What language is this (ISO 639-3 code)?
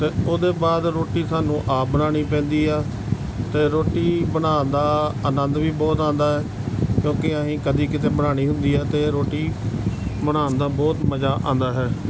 pan